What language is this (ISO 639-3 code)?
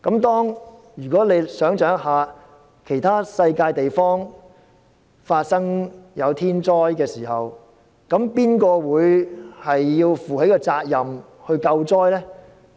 yue